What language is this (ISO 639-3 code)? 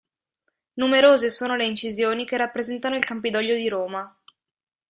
ita